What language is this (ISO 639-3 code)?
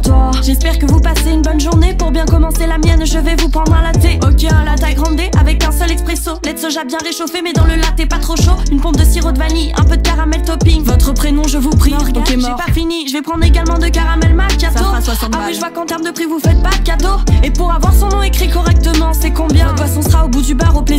fra